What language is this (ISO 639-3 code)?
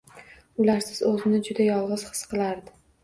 uzb